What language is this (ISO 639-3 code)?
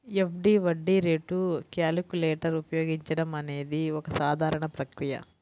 tel